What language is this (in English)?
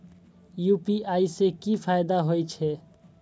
Maithili